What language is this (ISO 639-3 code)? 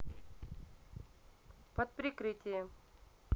rus